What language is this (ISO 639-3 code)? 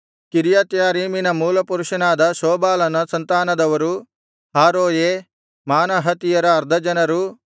kan